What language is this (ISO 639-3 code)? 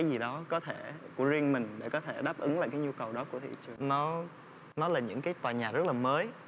vie